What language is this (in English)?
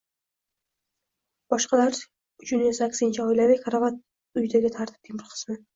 Uzbek